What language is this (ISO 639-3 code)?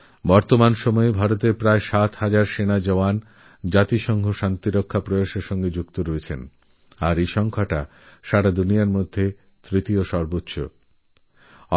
ben